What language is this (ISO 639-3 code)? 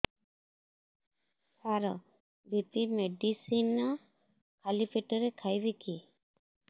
ori